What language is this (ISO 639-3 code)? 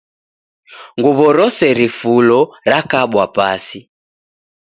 dav